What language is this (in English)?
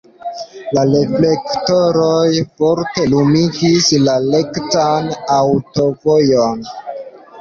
Esperanto